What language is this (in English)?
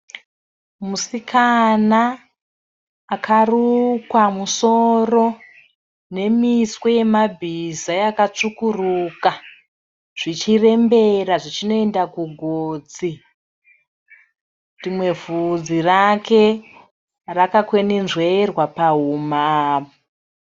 Shona